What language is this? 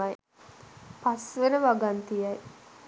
Sinhala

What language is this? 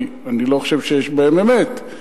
Hebrew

